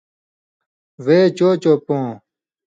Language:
Indus Kohistani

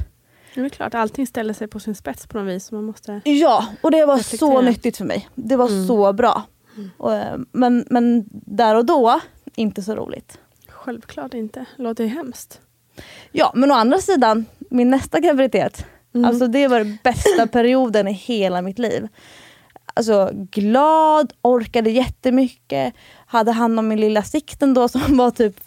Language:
Swedish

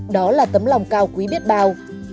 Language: Vietnamese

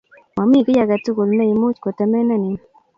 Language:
Kalenjin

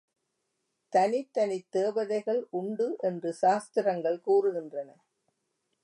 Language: Tamil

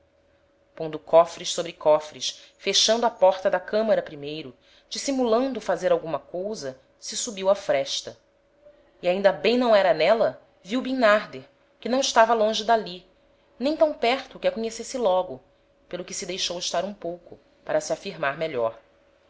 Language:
Portuguese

